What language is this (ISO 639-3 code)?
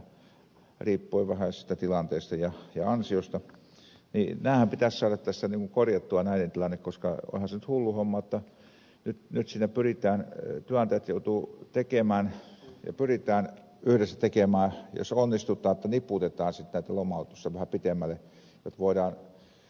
fin